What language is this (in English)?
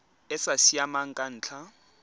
Tswana